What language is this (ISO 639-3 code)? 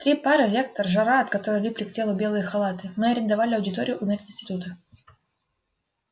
rus